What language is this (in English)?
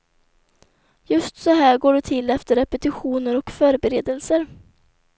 Swedish